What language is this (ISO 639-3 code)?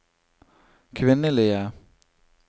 nor